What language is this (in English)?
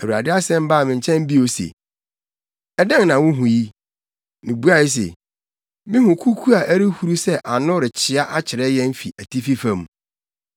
Akan